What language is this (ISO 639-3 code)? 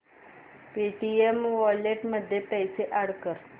mar